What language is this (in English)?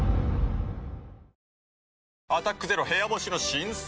Japanese